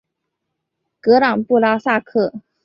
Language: Chinese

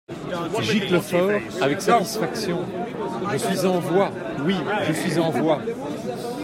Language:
French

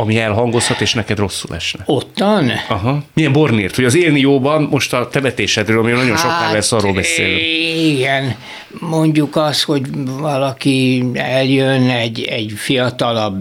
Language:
Hungarian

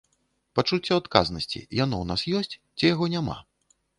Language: Belarusian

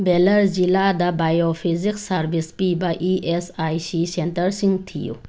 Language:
Manipuri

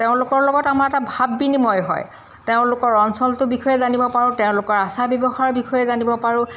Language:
Assamese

